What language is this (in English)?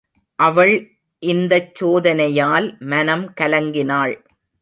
Tamil